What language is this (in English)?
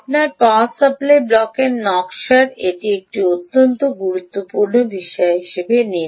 Bangla